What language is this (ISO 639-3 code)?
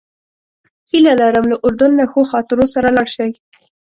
pus